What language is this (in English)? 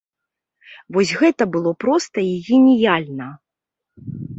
Belarusian